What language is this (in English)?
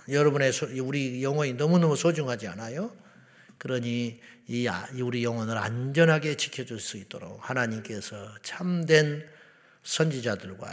Korean